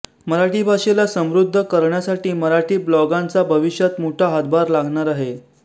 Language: Marathi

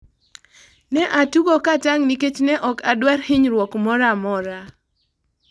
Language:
Luo (Kenya and Tanzania)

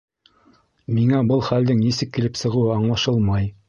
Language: Bashkir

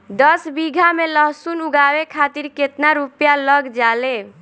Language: Bhojpuri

